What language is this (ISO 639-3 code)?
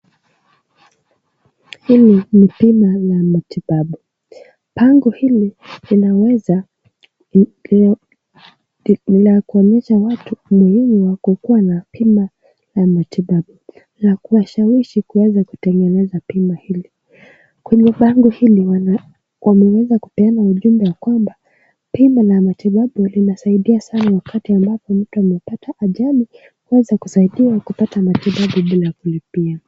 swa